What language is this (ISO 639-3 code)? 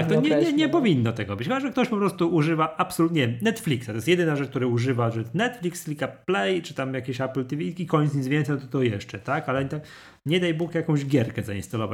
pol